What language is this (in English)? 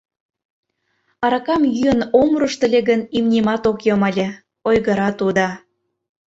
Mari